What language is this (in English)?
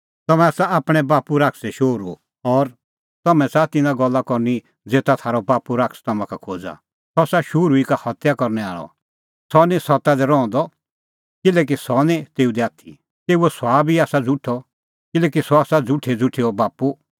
Kullu Pahari